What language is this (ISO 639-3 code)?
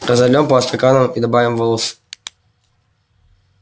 rus